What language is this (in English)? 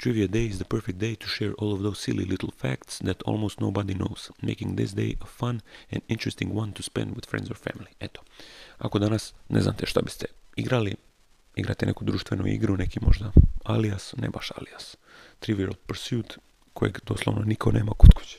Croatian